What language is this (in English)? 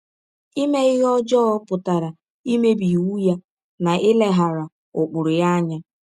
Igbo